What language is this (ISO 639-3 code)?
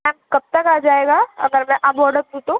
urd